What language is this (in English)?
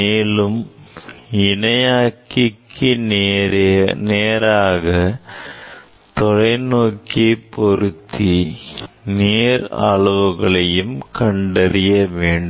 Tamil